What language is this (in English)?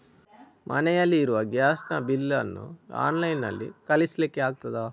Kannada